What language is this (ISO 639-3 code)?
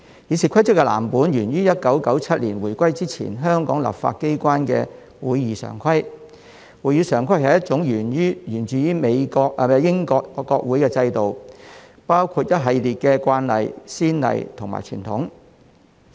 yue